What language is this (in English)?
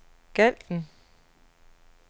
Danish